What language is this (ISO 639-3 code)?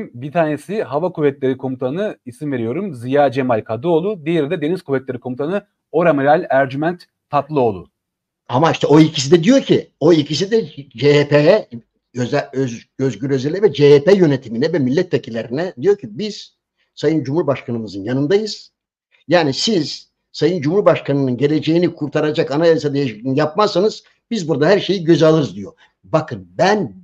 tur